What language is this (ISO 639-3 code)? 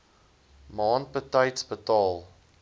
afr